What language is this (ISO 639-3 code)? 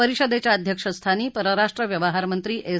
mar